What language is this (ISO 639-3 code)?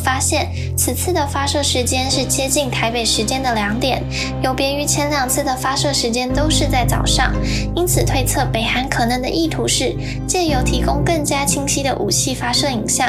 zho